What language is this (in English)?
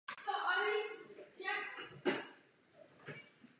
Czech